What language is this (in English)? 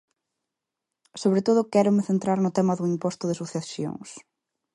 Galician